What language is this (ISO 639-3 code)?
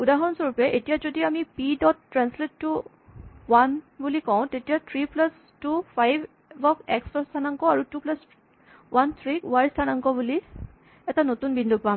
asm